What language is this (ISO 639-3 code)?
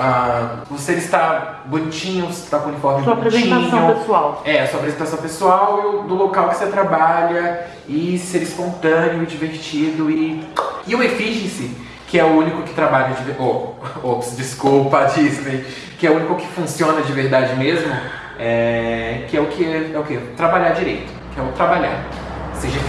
por